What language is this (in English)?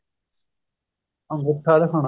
Punjabi